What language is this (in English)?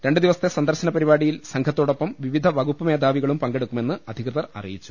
Malayalam